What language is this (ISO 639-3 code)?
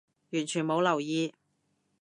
yue